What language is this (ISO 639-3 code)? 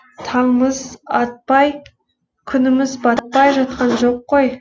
kaz